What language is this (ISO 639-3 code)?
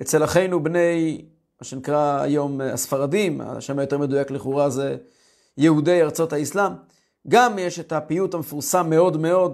heb